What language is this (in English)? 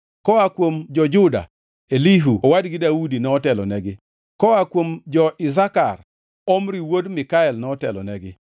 Luo (Kenya and Tanzania)